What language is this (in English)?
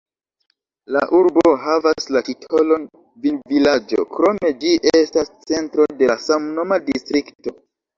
Esperanto